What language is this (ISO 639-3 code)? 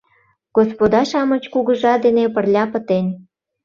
chm